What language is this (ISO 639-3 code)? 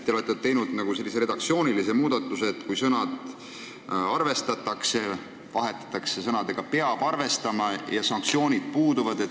est